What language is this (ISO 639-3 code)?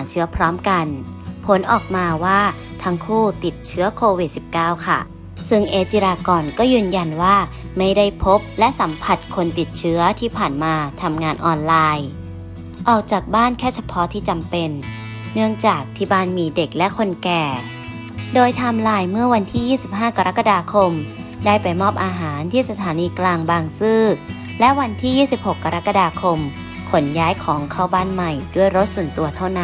tha